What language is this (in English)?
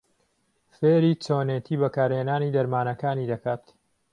Central Kurdish